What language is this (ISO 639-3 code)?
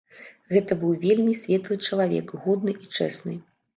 bel